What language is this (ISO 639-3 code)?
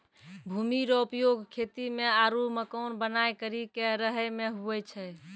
mai